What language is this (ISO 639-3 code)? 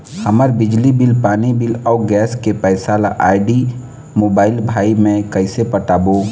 hne